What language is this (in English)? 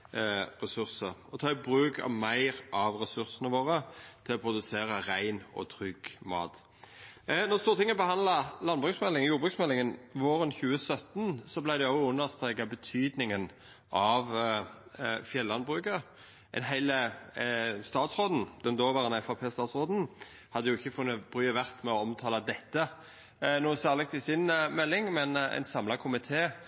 Norwegian Nynorsk